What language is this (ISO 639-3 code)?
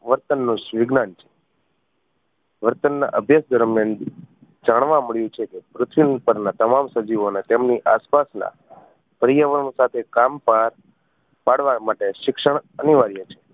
guj